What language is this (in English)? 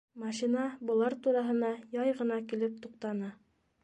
Bashkir